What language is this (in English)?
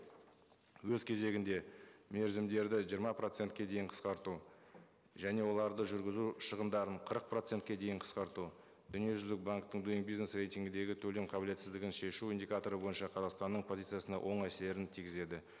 Kazakh